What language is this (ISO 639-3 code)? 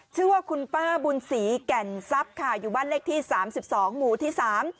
tha